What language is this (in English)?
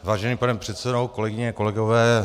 Czech